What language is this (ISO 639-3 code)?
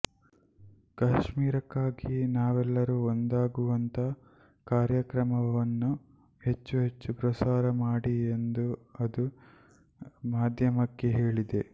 kan